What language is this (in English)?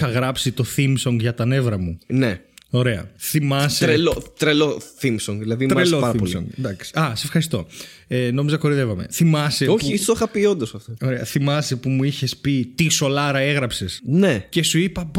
Greek